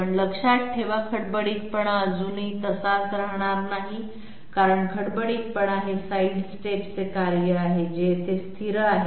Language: Marathi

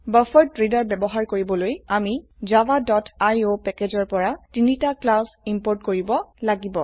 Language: Assamese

